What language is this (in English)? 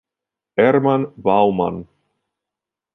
Italian